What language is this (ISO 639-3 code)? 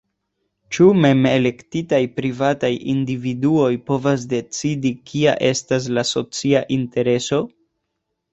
epo